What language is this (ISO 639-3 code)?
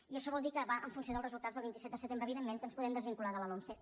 cat